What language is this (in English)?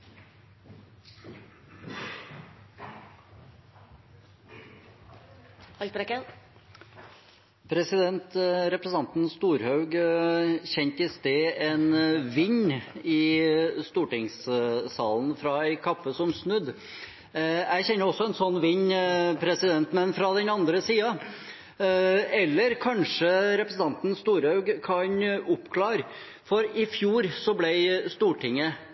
Norwegian